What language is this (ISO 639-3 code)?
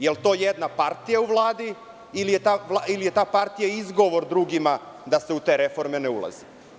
srp